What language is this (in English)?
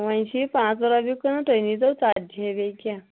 Kashmiri